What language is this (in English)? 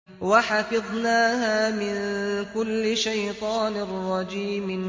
Arabic